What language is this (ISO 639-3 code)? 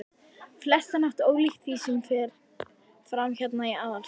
isl